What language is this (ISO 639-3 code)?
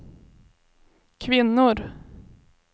swe